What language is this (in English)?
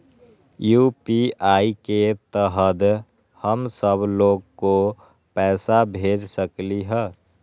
Magahi